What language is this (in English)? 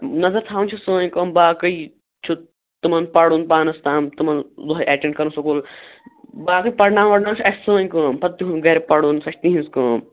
Kashmiri